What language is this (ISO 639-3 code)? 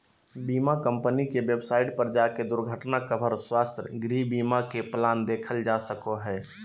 mag